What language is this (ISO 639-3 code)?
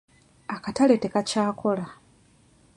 lug